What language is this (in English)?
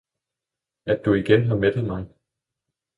Danish